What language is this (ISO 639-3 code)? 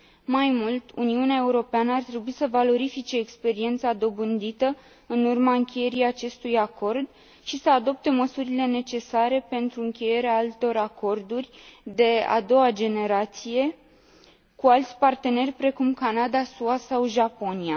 ron